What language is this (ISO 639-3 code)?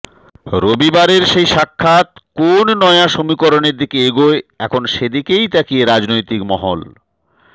ben